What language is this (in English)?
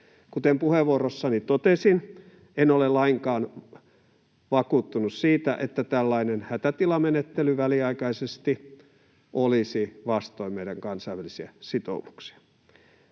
Finnish